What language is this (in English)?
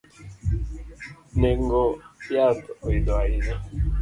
Luo (Kenya and Tanzania)